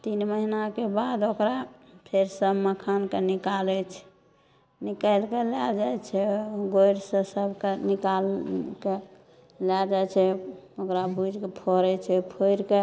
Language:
Maithili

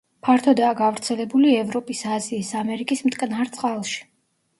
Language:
Georgian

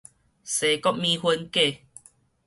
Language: Min Nan Chinese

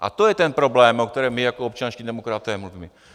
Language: Czech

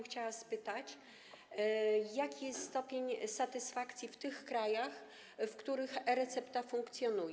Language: Polish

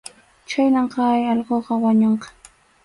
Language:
Arequipa-La Unión Quechua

